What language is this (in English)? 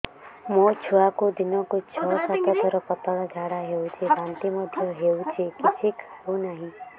Odia